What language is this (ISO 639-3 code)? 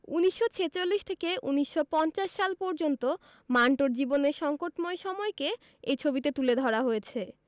ben